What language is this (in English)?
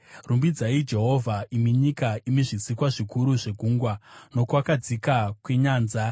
Shona